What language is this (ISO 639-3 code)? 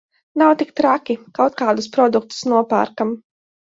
lav